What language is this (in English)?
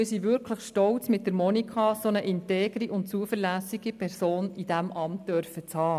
Swiss German